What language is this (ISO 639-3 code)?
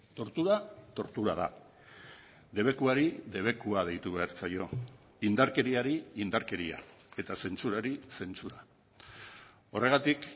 eus